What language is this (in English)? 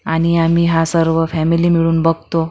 Marathi